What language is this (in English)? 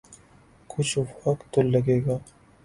Urdu